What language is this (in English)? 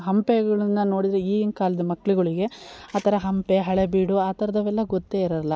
Kannada